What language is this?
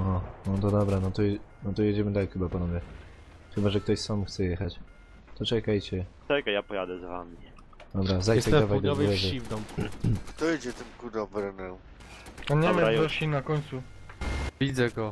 Polish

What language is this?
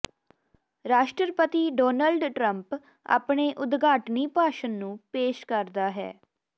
Punjabi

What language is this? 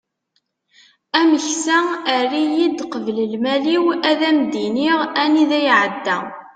Kabyle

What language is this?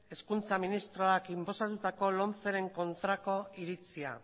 Basque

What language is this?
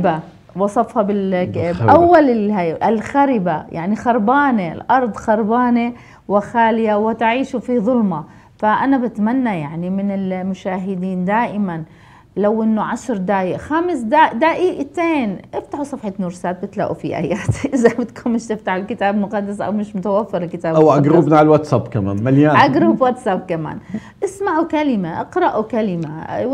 Arabic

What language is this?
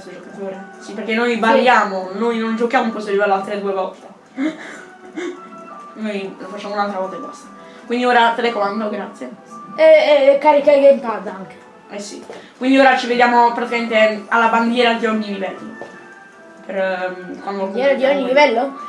Italian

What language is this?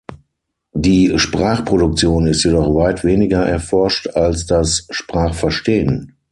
German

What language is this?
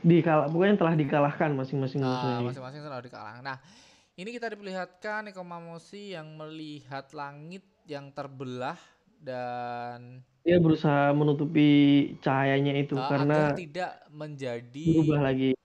Indonesian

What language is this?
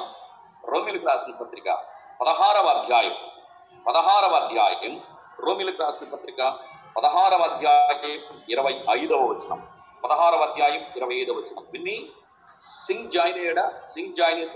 Telugu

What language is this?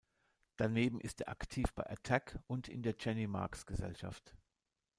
German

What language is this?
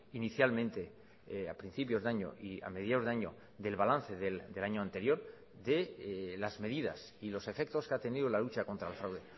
Spanish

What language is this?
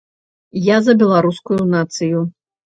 Belarusian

